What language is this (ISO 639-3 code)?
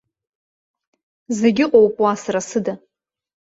abk